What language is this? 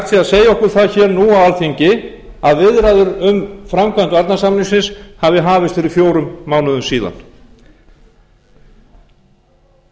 Icelandic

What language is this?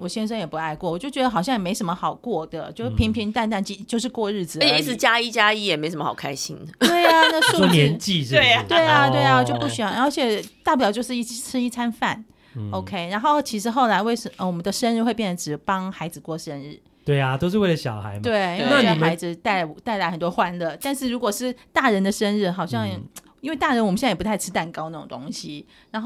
Chinese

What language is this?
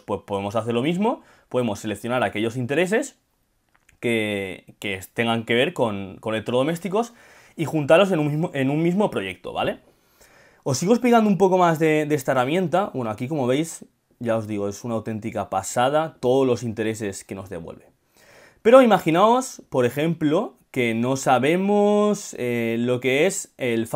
Spanish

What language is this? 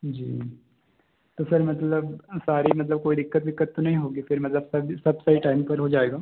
Hindi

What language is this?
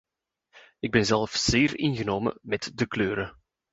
Dutch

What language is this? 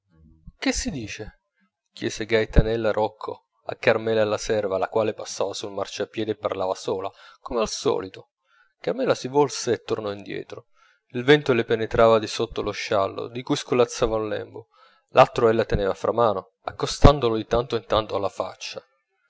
Italian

